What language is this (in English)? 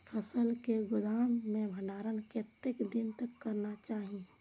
Maithili